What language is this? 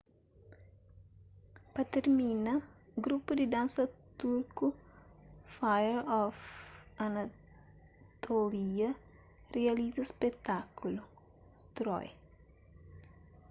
Kabuverdianu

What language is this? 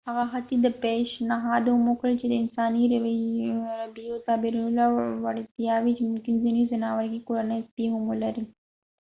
Pashto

